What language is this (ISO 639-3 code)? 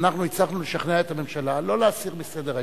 heb